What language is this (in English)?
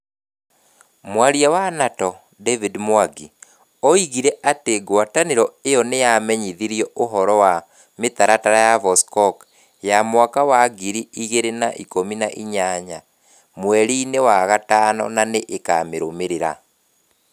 Kikuyu